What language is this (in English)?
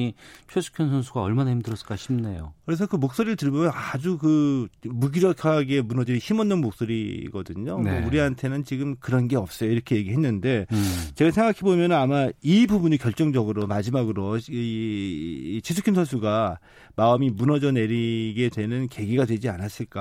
Korean